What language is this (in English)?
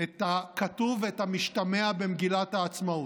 Hebrew